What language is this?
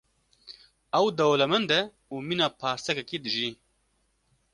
Kurdish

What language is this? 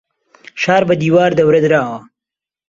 Central Kurdish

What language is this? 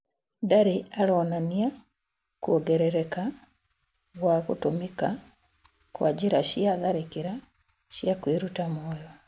Kikuyu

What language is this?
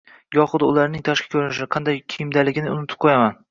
Uzbek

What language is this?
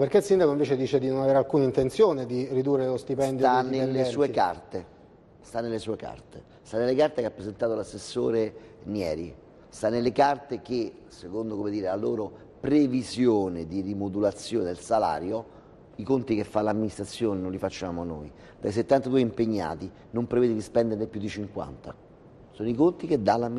Italian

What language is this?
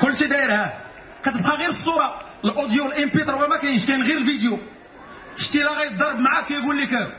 Arabic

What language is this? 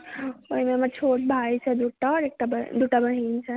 Maithili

